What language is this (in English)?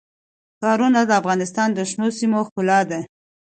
Pashto